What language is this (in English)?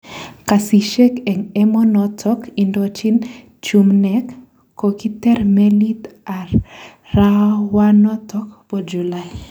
Kalenjin